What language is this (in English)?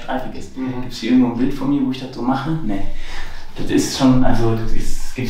German